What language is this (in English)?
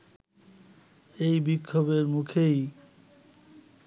Bangla